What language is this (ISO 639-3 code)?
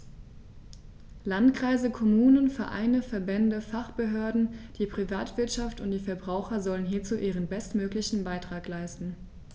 deu